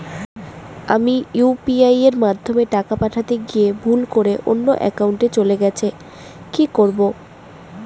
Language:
Bangla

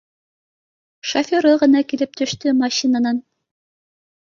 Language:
Bashkir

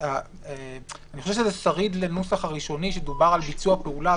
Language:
Hebrew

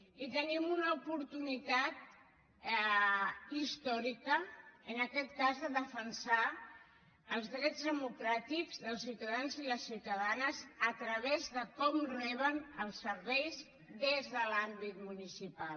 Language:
Catalan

